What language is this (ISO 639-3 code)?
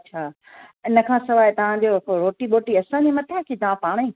snd